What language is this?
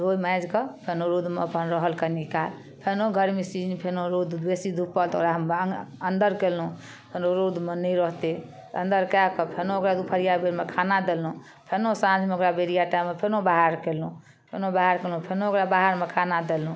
Maithili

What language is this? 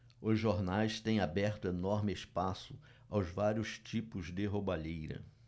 Portuguese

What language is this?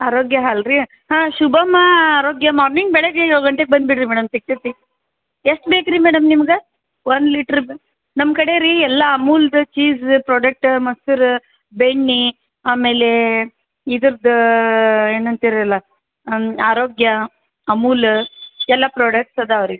Kannada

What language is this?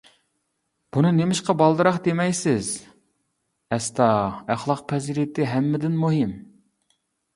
Uyghur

